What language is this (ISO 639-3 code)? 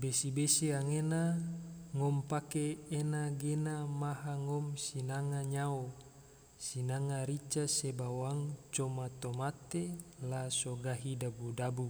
tvo